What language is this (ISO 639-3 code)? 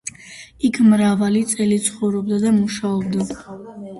kat